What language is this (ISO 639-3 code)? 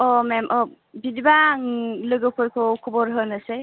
brx